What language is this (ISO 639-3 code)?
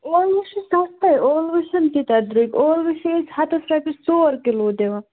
kas